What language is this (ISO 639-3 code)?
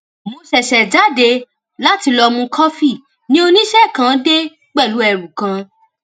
yor